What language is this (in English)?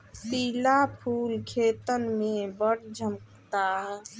Bhojpuri